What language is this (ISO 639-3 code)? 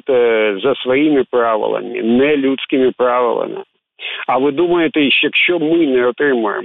ukr